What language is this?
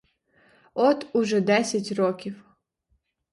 Ukrainian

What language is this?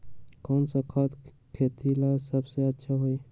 Magahi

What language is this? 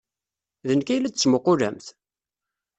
Kabyle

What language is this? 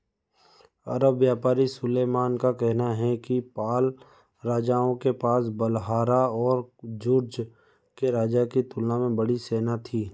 Hindi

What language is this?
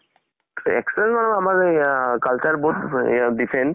Assamese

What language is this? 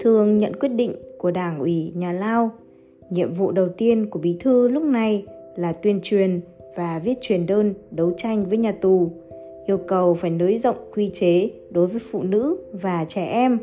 Vietnamese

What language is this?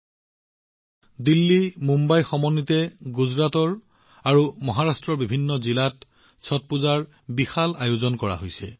Assamese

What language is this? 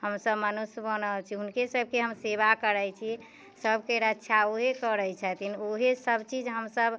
Maithili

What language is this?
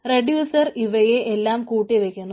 Malayalam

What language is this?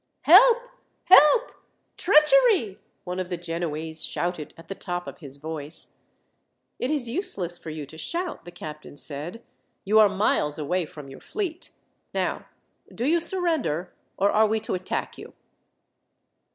English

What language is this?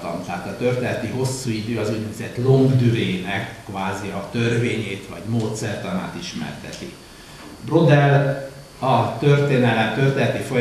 Hungarian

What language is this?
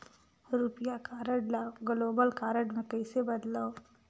Chhattisgarhi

